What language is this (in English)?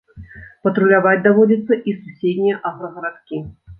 Belarusian